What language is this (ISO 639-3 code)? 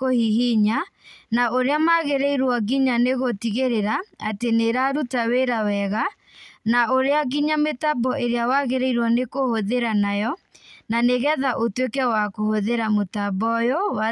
kik